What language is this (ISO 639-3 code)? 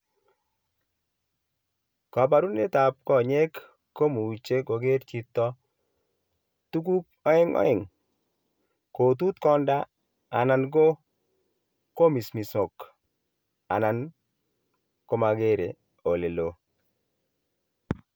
kln